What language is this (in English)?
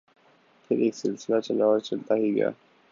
Urdu